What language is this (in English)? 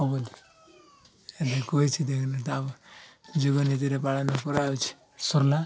Odia